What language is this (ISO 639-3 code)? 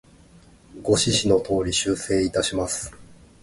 jpn